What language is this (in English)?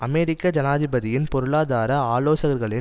Tamil